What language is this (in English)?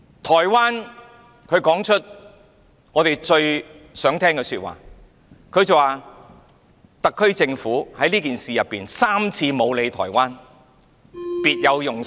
Cantonese